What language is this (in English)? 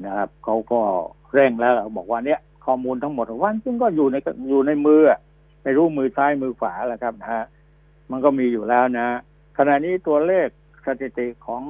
Thai